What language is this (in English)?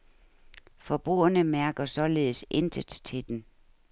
Danish